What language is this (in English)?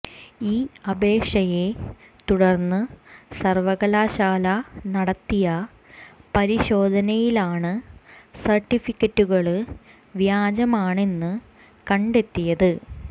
Malayalam